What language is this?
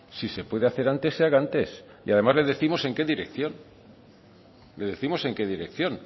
Spanish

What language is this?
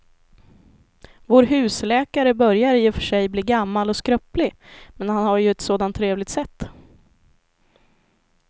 Swedish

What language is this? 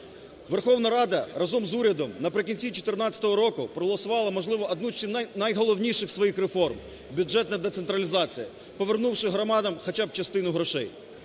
Ukrainian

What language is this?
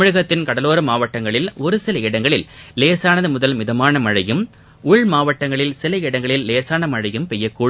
Tamil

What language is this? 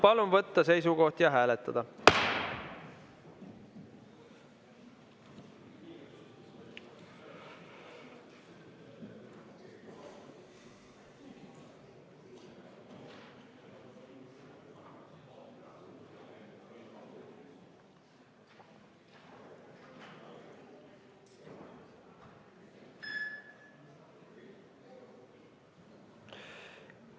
Estonian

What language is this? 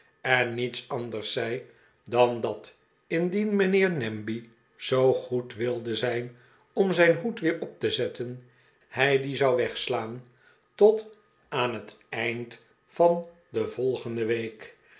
Dutch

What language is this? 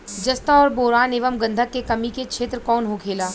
Bhojpuri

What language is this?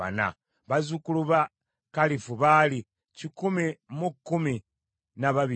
Ganda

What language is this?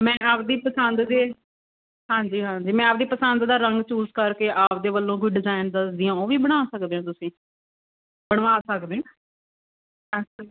Punjabi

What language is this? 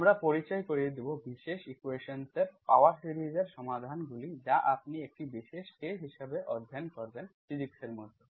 Bangla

